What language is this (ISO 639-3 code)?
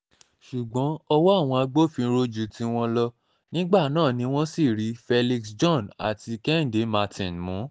yor